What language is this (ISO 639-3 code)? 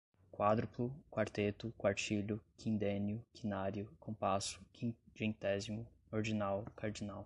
por